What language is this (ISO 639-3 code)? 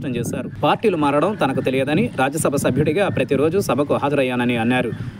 tel